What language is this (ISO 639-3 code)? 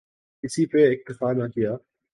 urd